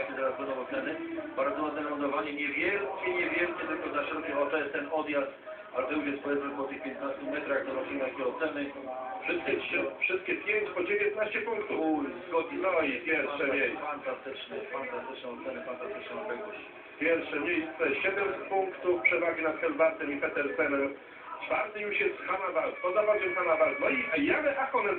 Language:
Polish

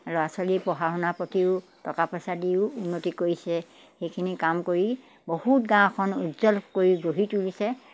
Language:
Assamese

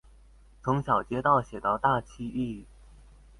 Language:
Chinese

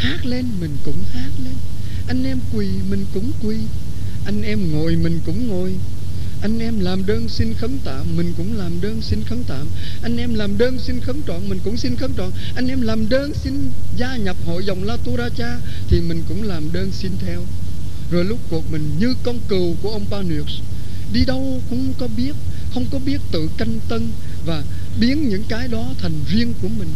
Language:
Vietnamese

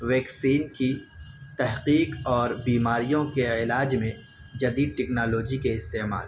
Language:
Urdu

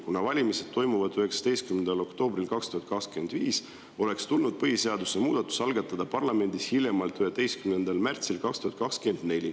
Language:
Estonian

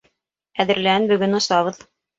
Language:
Bashkir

